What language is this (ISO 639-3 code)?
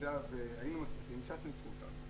heb